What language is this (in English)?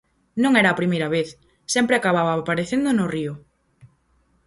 Galician